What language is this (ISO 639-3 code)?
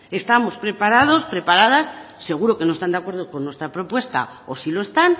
spa